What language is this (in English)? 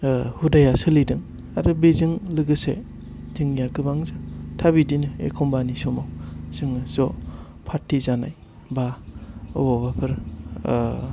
Bodo